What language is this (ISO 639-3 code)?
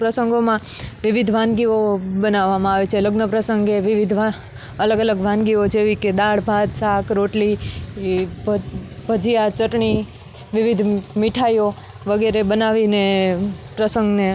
guj